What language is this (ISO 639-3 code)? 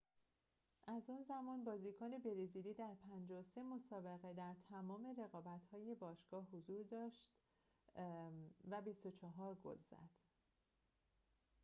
fas